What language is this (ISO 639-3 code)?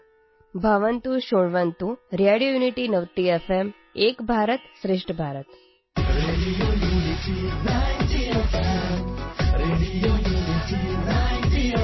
urd